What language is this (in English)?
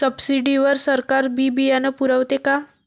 Marathi